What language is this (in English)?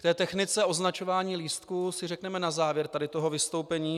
Czech